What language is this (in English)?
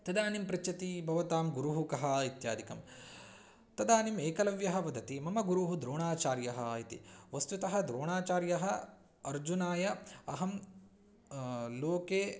Sanskrit